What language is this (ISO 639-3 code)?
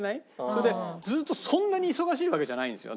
jpn